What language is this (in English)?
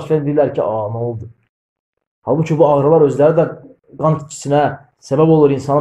Turkish